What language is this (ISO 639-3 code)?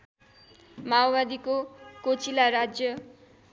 nep